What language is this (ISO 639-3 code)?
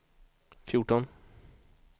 swe